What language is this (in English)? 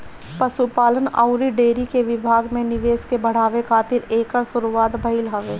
Bhojpuri